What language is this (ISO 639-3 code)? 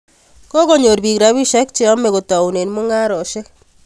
kln